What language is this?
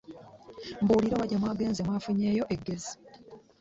Ganda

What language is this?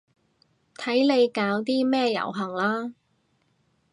Cantonese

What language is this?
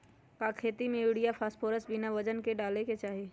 Magahi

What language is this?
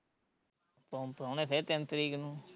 Punjabi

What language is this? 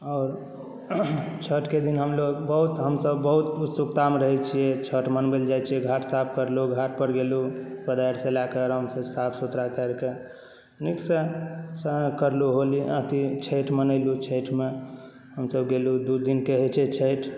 Maithili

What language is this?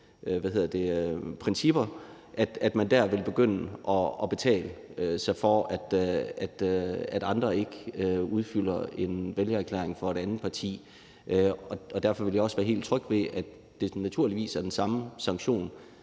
Danish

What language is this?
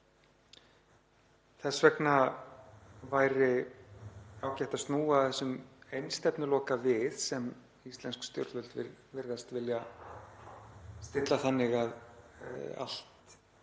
Icelandic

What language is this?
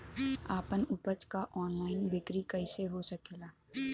Bhojpuri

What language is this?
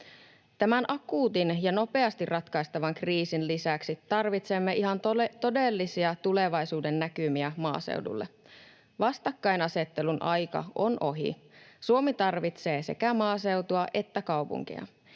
Finnish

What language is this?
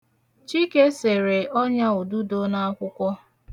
Igbo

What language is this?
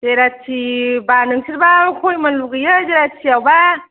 Bodo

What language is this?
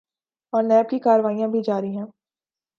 Urdu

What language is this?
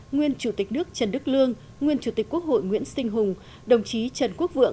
Vietnamese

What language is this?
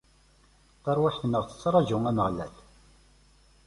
Kabyle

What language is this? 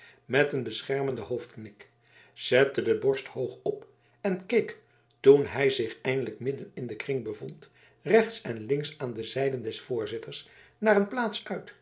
Dutch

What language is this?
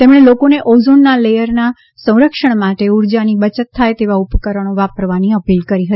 Gujarati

